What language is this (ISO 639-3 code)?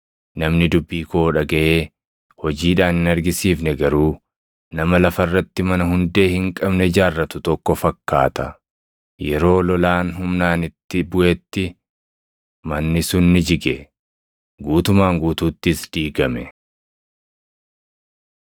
orm